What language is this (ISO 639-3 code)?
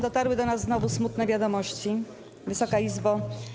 pol